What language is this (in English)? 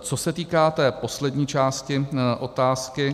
Czech